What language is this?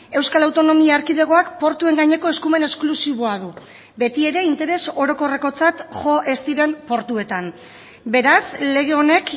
Basque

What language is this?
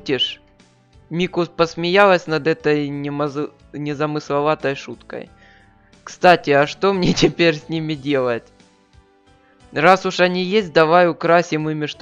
Russian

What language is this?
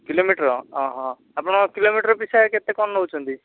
Odia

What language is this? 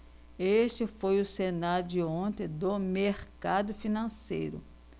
Portuguese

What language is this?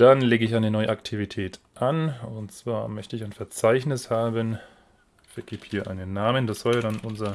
German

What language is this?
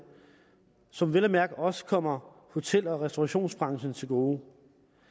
Danish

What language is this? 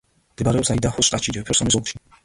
Georgian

